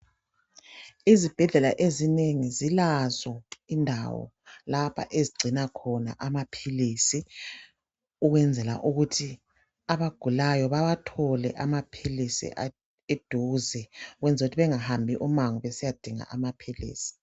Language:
North Ndebele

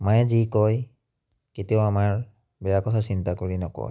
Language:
Assamese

